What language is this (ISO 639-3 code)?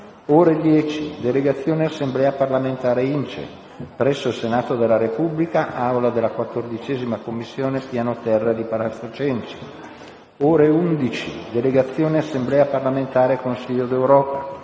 ita